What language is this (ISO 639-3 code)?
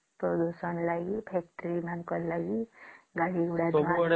ori